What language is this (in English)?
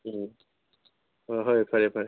Manipuri